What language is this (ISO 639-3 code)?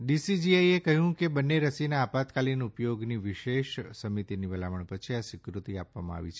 guj